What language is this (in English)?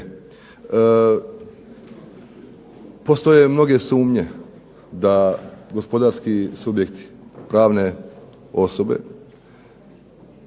Croatian